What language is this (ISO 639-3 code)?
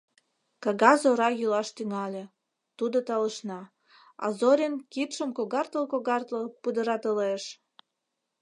chm